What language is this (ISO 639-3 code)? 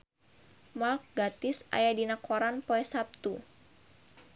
sun